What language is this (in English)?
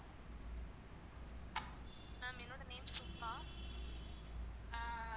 Tamil